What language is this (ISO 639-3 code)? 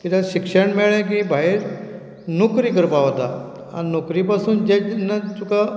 kok